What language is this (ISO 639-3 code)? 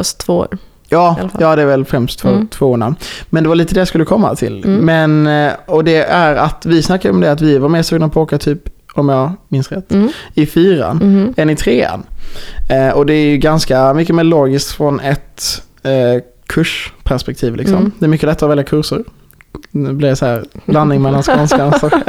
swe